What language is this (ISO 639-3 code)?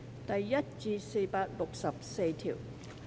yue